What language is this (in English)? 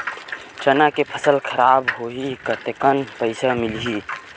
Chhattisgarhi